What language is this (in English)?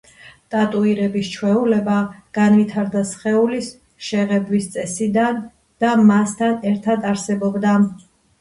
Georgian